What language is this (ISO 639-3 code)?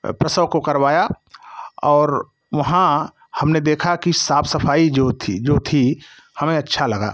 hin